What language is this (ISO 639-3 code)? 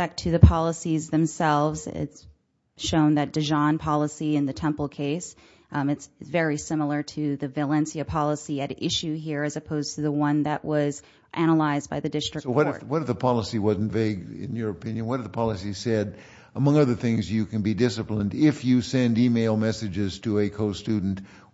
eng